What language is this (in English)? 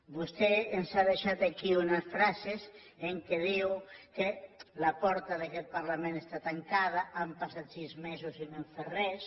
Catalan